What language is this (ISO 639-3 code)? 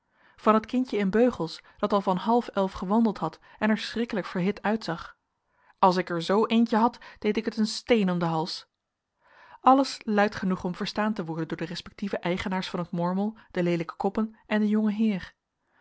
nld